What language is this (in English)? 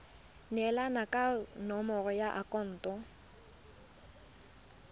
Tswana